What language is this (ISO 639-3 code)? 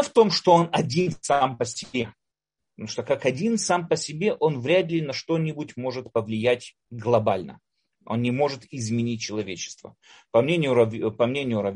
rus